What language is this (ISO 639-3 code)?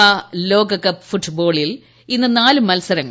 mal